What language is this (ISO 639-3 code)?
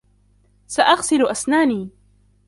ara